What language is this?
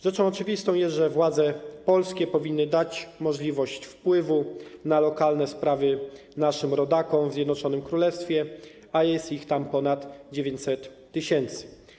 Polish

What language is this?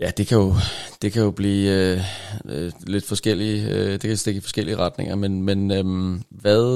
Danish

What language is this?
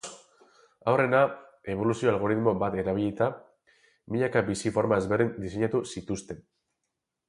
Basque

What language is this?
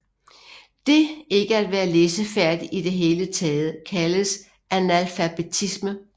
Danish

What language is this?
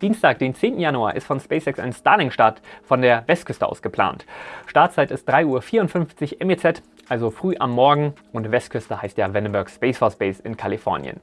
German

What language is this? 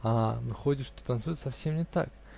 Russian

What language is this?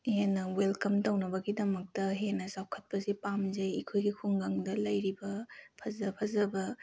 Manipuri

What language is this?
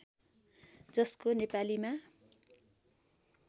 Nepali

